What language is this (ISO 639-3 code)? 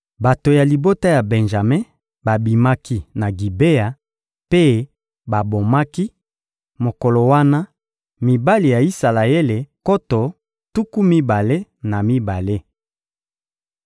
lin